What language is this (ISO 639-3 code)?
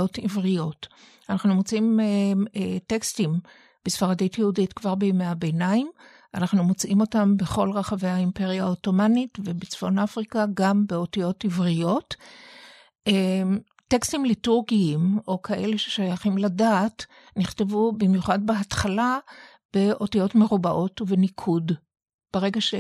heb